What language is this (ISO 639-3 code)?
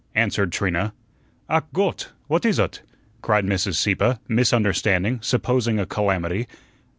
eng